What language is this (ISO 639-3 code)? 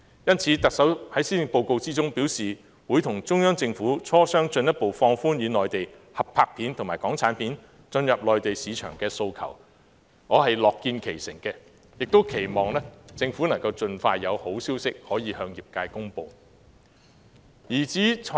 yue